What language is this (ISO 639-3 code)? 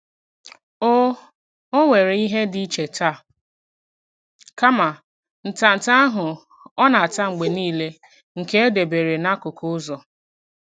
ibo